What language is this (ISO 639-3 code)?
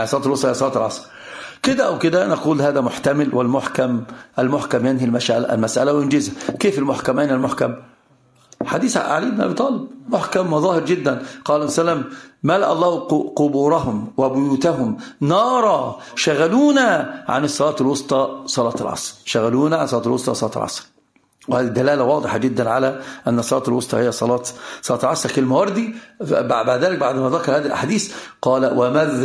ara